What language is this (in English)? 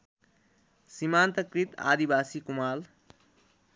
Nepali